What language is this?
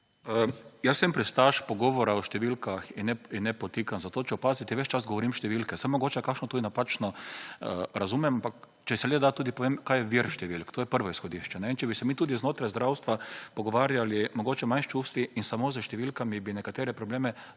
Slovenian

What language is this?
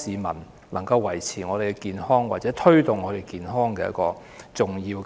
Cantonese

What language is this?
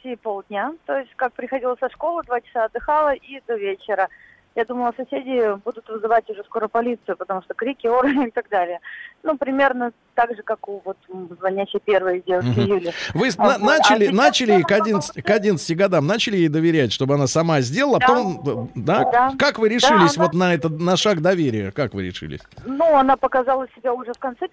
Russian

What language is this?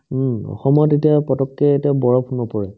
Assamese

